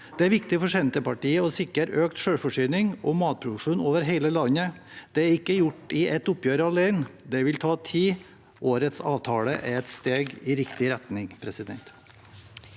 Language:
Norwegian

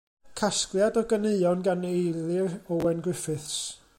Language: Welsh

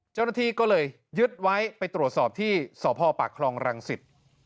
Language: Thai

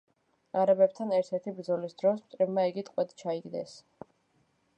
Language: Georgian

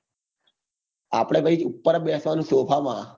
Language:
Gujarati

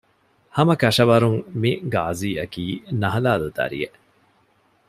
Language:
Divehi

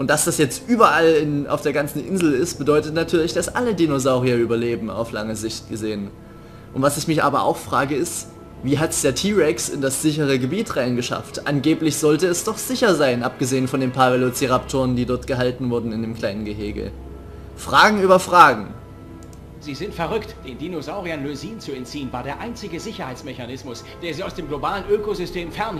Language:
German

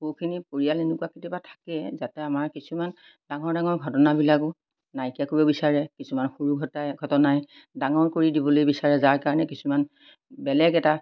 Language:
Assamese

